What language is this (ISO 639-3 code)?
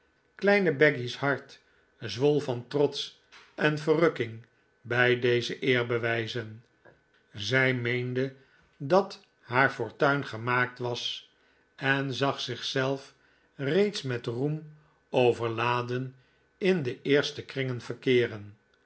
nld